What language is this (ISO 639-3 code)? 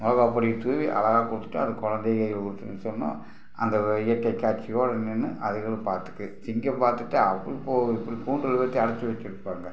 tam